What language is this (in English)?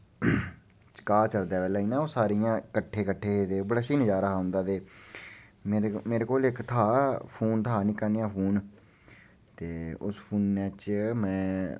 Dogri